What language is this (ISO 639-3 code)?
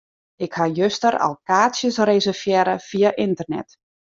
fry